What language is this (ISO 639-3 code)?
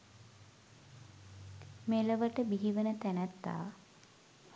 sin